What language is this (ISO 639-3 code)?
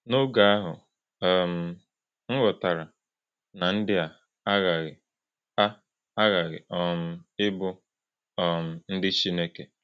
ibo